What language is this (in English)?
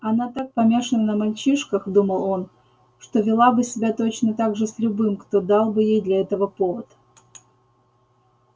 Russian